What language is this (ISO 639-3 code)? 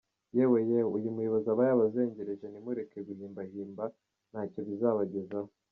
kin